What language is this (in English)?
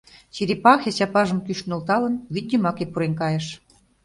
Mari